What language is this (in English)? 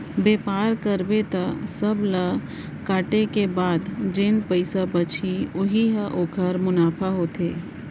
Chhattisgarhi